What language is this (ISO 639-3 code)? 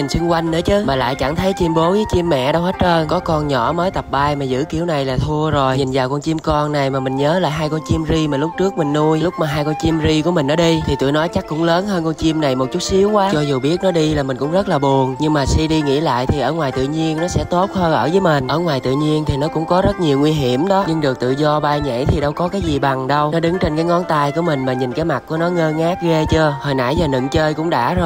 vie